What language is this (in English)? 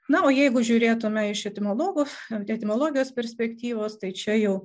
Lithuanian